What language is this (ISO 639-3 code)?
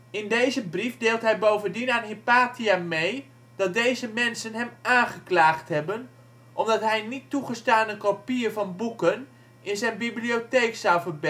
nld